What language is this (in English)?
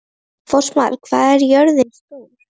Icelandic